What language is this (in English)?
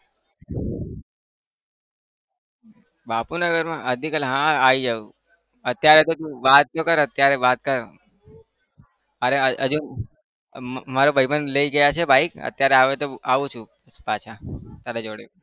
Gujarati